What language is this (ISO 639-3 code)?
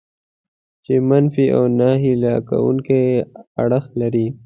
pus